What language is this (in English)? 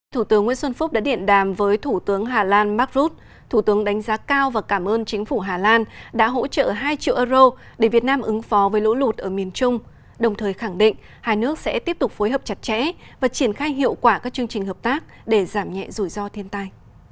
Vietnamese